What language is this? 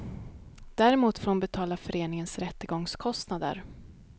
Swedish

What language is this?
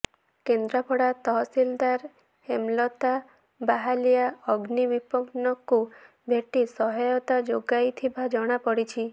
Odia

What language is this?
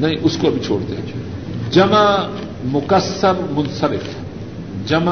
Urdu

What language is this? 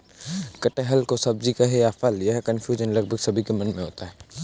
Hindi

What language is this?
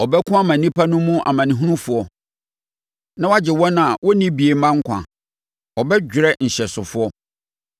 Akan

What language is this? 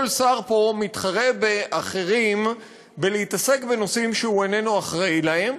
Hebrew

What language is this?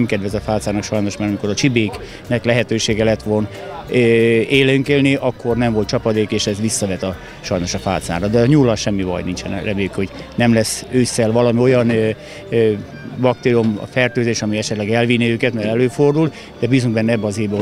Hungarian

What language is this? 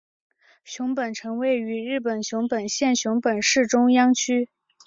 Chinese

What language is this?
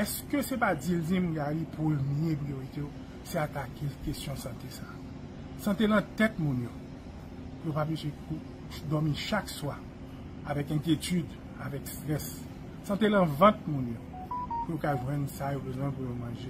French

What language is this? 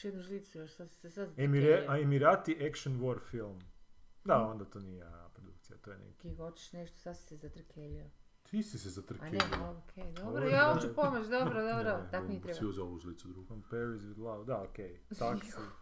Croatian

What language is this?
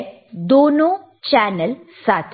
Hindi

